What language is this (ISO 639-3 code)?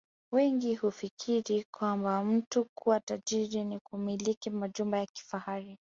swa